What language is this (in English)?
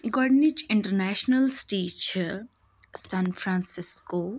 Kashmiri